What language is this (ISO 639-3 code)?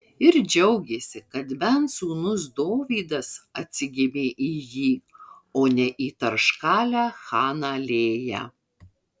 lit